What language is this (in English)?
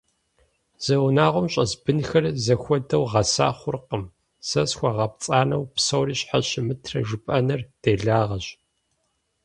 Kabardian